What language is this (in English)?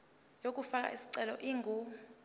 Zulu